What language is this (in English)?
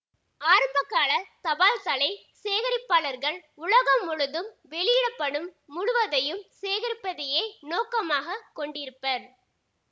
Tamil